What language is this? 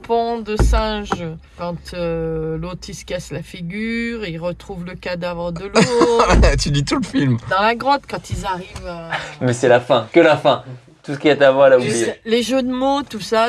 French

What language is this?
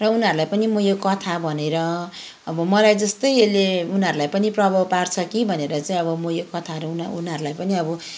Nepali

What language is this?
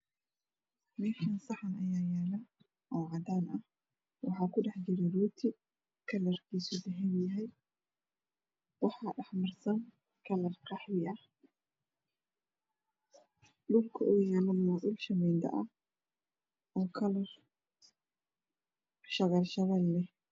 Somali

